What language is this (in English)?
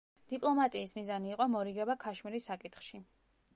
Georgian